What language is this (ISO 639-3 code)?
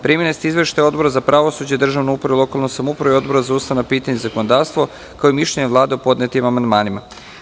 srp